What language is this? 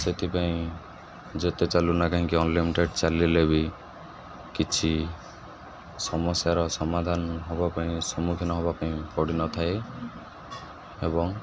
Odia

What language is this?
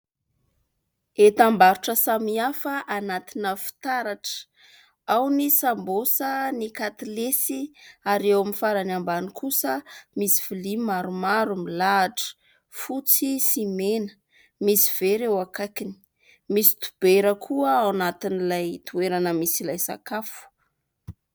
Malagasy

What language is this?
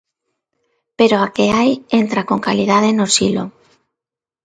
Galician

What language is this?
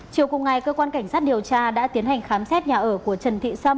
Vietnamese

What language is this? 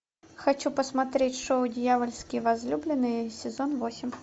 Russian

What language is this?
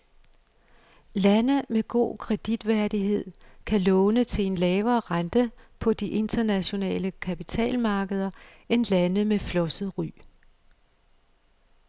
Danish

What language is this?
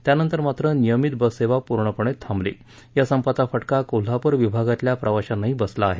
Marathi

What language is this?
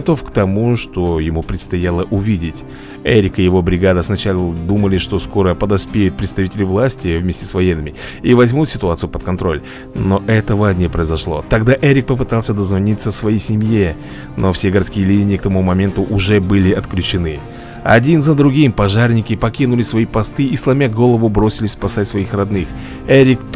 Russian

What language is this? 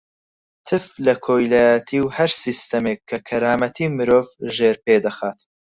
Central Kurdish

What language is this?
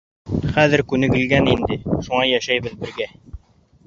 Bashkir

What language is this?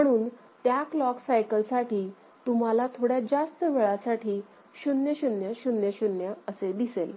Marathi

